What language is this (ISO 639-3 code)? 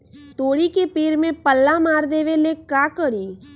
mag